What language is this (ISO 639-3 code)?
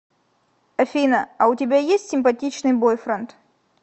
rus